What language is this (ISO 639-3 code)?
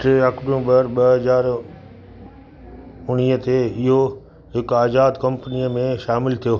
snd